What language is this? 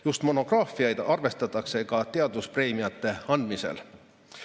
Estonian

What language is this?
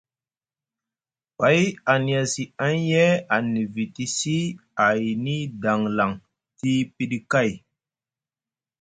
Musgu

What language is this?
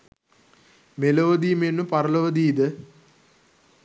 Sinhala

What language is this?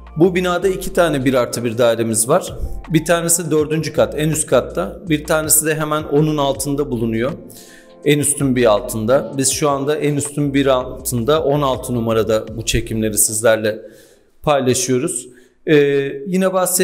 Turkish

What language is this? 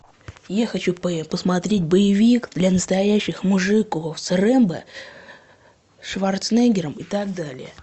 Russian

